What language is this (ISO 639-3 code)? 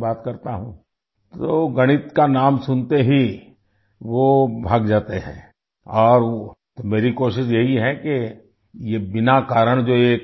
urd